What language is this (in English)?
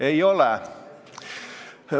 Estonian